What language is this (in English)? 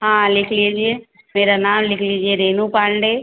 Hindi